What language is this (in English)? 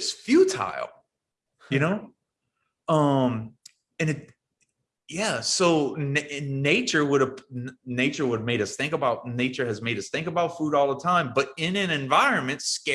English